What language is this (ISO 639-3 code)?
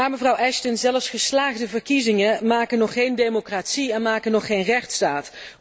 nld